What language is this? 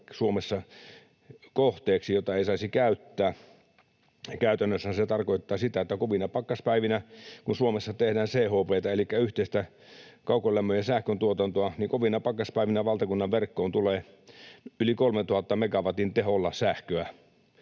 Finnish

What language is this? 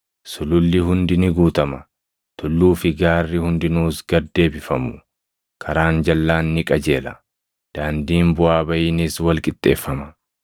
Oromo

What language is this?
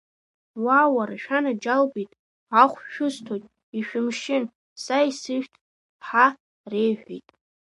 Abkhazian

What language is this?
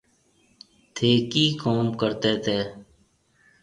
Marwari (Pakistan)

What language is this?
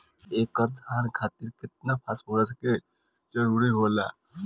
Bhojpuri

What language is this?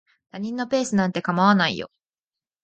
Japanese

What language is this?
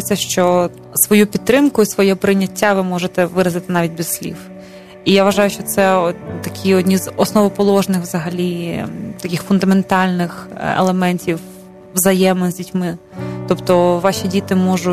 Ukrainian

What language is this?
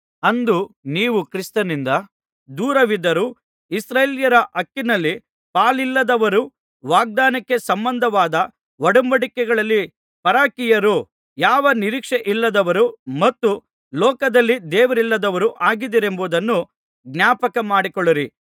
Kannada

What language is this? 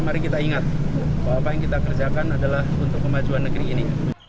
Indonesian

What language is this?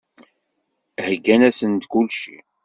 Kabyle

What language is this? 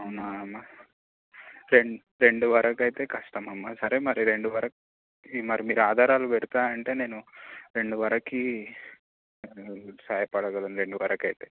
Telugu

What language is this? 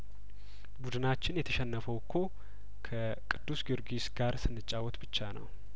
Amharic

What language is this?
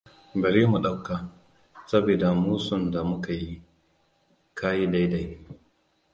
Hausa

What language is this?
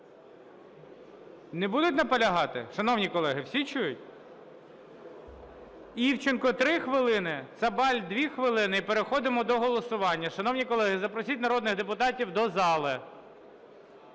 Ukrainian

